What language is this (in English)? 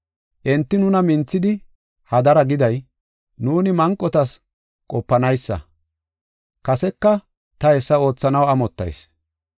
Gofa